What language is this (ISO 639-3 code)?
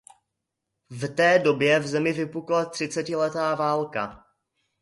ces